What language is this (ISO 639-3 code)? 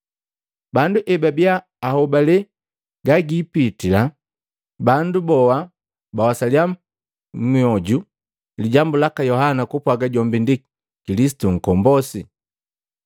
mgv